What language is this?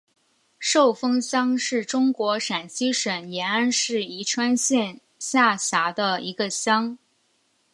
Chinese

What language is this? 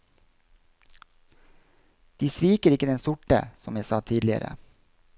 Norwegian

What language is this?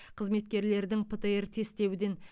Kazakh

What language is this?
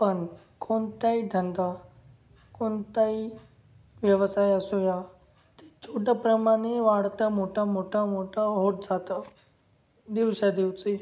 Marathi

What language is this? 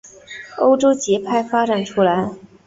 Chinese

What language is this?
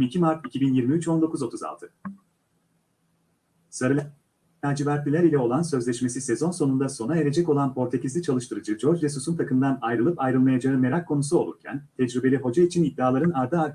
Turkish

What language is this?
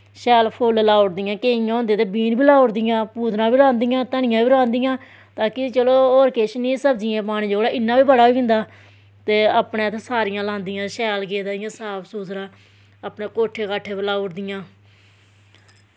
Dogri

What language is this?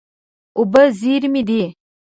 Pashto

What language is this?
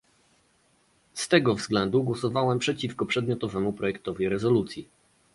Polish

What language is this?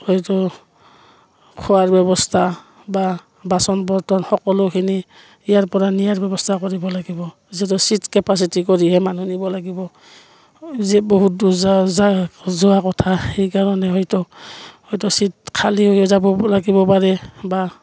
Assamese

